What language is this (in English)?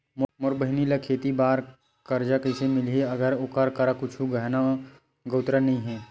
Chhattisgarhi